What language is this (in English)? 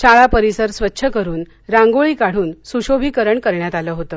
Marathi